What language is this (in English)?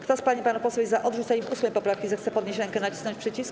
Polish